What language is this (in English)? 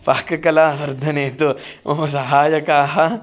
Sanskrit